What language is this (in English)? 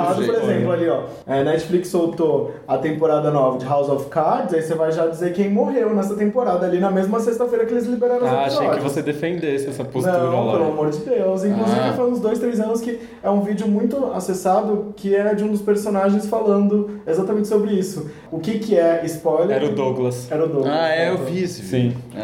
Portuguese